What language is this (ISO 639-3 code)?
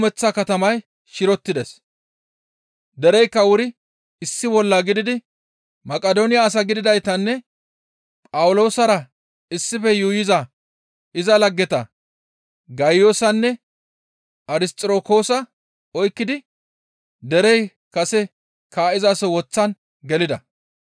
gmv